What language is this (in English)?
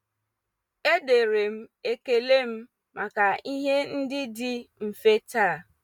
Igbo